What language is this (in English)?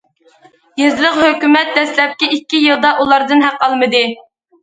Uyghur